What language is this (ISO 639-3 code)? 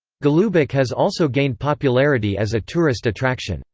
eng